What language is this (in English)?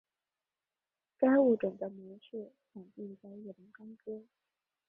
Chinese